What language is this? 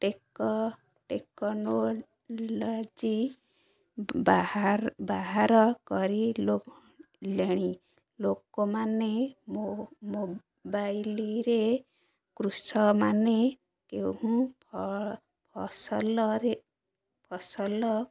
Odia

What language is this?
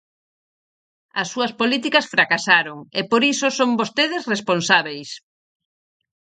Galician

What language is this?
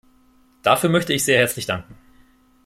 German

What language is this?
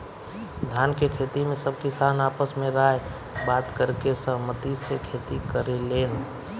Bhojpuri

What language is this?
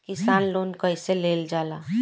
Bhojpuri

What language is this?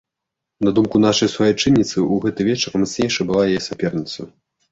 Belarusian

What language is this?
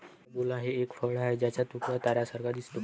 Marathi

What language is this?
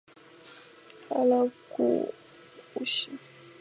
Chinese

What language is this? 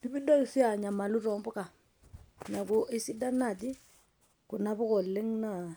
Masai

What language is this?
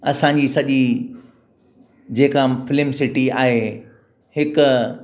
Sindhi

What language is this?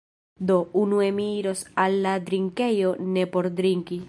Esperanto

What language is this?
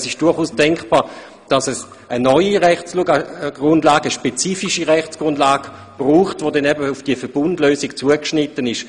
Swiss German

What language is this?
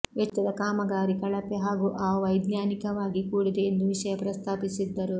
Kannada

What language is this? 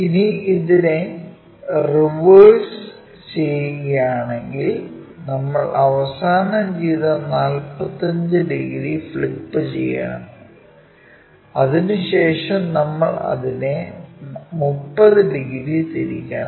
Malayalam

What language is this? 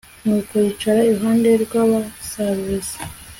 Kinyarwanda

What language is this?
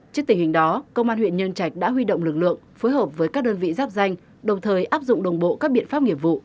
Vietnamese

